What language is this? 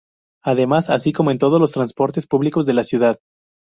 Spanish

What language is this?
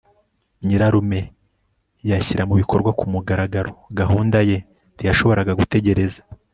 Kinyarwanda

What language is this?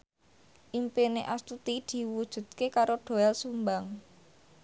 Javanese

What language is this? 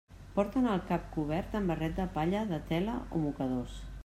Catalan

